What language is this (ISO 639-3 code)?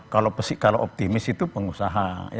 ind